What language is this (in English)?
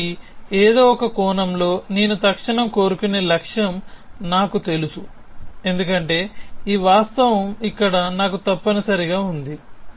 Telugu